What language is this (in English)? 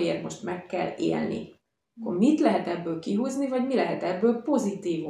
Hungarian